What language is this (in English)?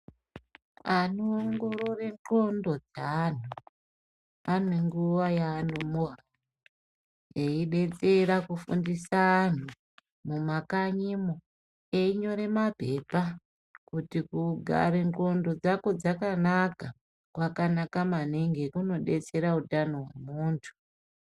Ndau